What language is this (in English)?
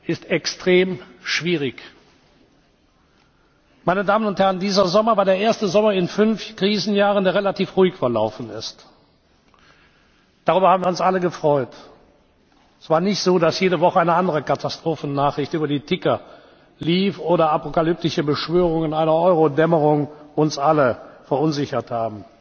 German